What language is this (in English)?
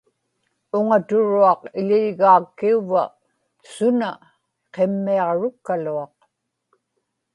Inupiaq